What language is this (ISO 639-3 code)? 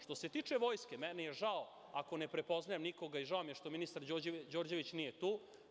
srp